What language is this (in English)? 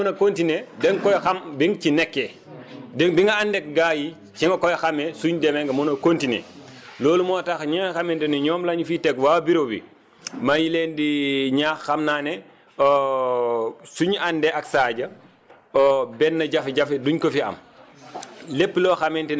Wolof